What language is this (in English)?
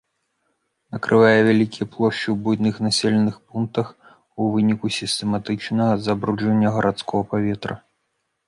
Belarusian